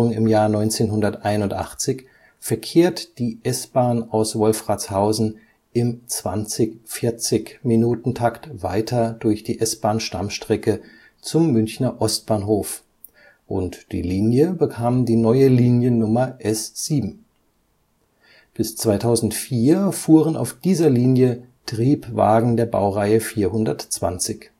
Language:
German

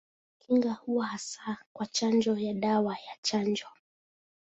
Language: Swahili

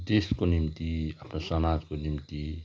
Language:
Nepali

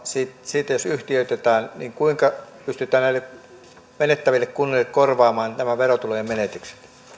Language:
Finnish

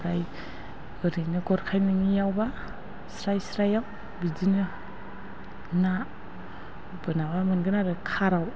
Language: Bodo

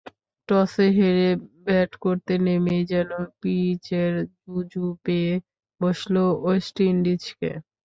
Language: Bangla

